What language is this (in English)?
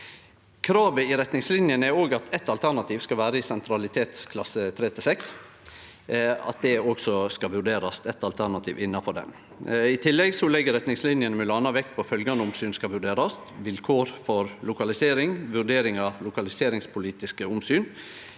Norwegian